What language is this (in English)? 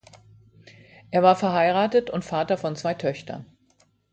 German